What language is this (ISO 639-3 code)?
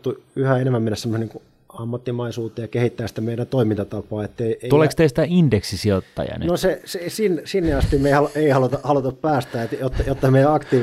fin